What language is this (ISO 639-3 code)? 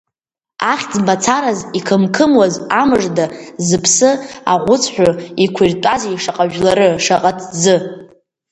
abk